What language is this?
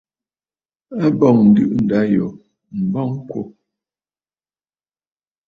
Bafut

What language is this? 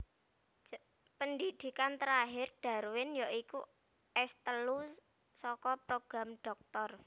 Javanese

